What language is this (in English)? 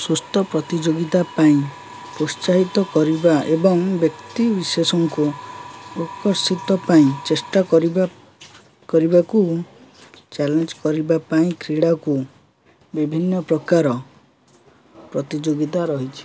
Odia